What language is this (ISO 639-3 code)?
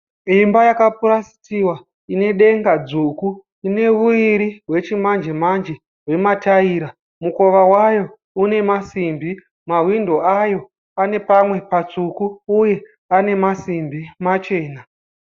sna